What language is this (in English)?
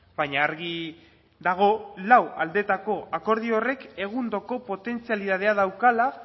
Basque